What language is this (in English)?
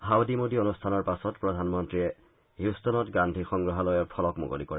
Assamese